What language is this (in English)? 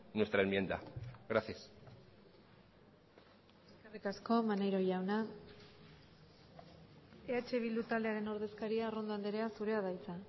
Basque